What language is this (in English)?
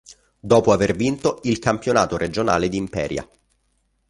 Italian